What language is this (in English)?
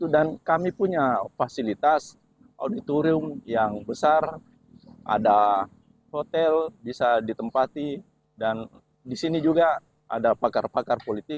Indonesian